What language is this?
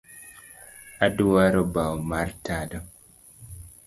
Luo (Kenya and Tanzania)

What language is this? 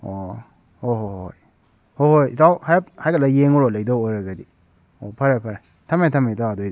Manipuri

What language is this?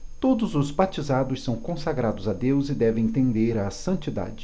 Portuguese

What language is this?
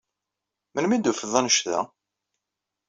Kabyle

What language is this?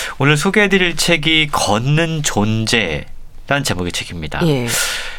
Korean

